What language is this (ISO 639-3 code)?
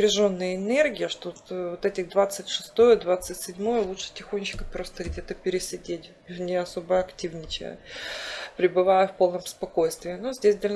rus